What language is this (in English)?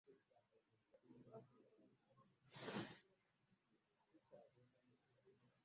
Ganda